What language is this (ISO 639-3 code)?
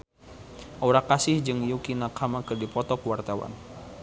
sun